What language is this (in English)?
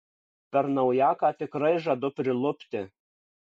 Lithuanian